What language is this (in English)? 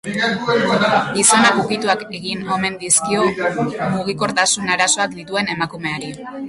Basque